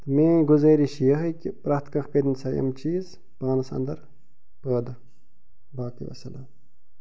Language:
Kashmiri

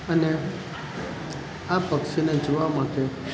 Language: Gujarati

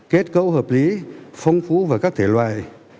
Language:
Vietnamese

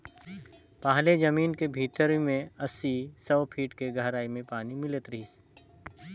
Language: Chhattisgarhi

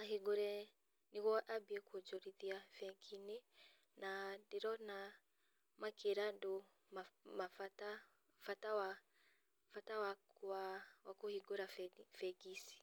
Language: Kikuyu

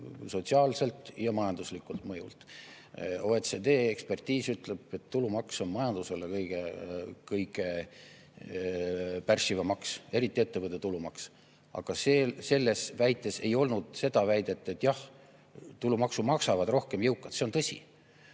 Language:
Estonian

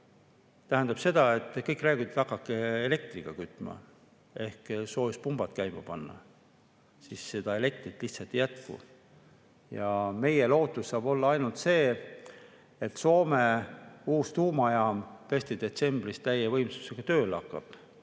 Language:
Estonian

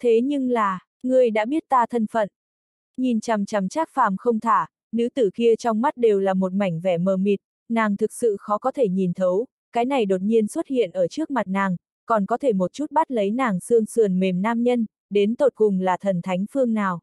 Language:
Vietnamese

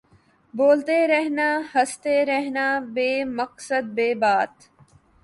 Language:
Urdu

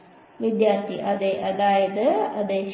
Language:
Malayalam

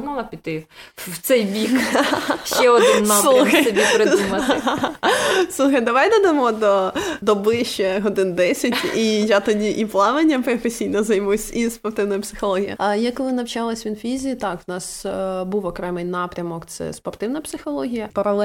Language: Ukrainian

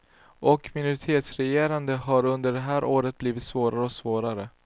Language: Swedish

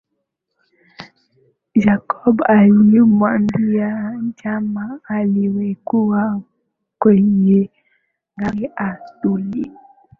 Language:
Swahili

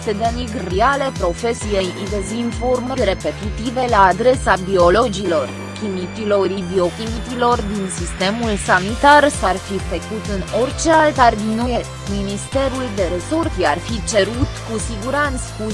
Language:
Romanian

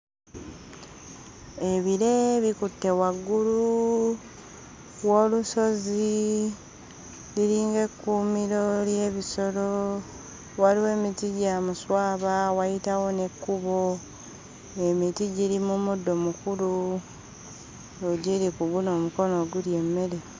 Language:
Ganda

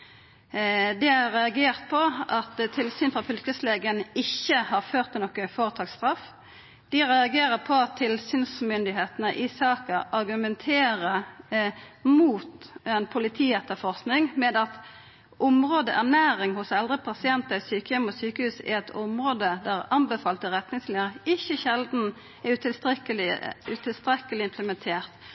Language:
Norwegian Nynorsk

